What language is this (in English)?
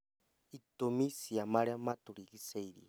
Kikuyu